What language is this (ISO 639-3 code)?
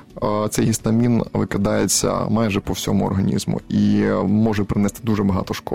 ukr